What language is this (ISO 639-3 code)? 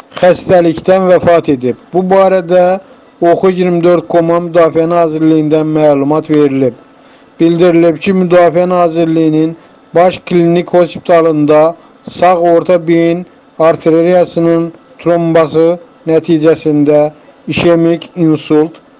tur